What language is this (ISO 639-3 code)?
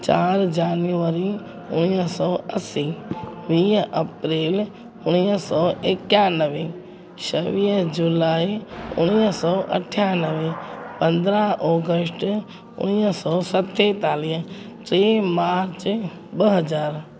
snd